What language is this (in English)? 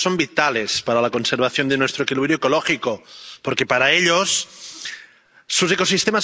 Spanish